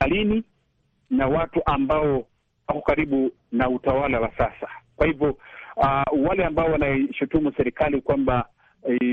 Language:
Swahili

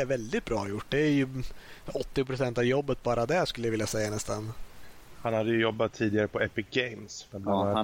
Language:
Swedish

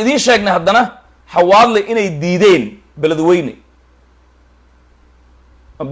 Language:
Arabic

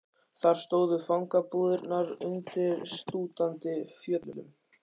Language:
Icelandic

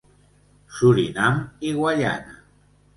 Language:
Catalan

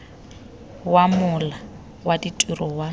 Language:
Tswana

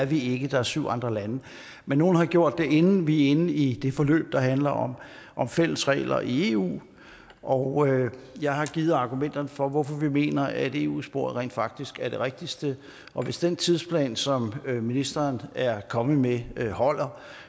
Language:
Danish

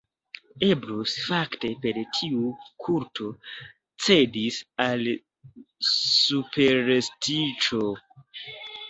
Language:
Esperanto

